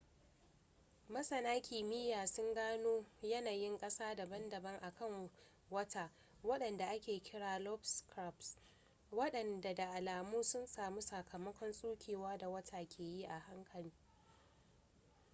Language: Hausa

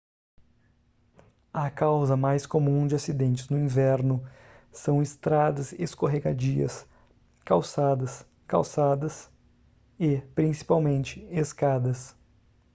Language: Portuguese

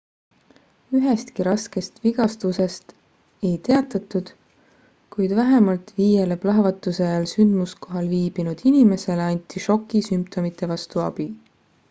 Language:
Estonian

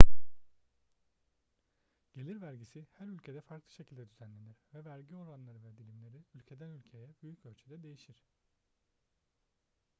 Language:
Turkish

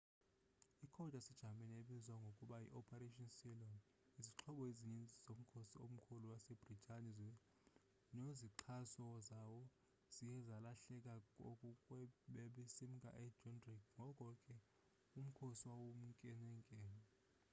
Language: Xhosa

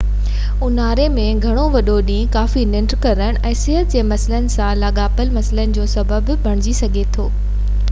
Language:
Sindhi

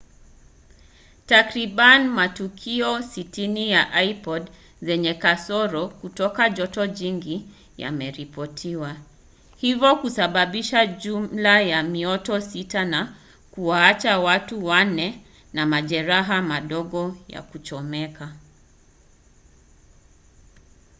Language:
Swahili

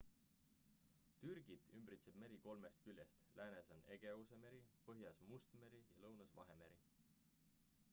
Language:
Estonian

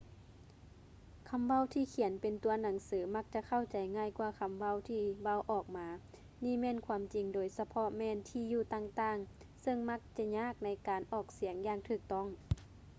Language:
Lao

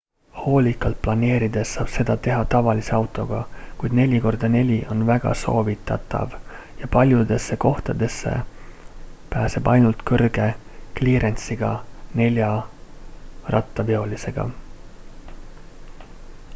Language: Estonian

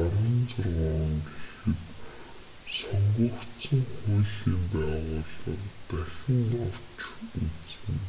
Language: Mongolian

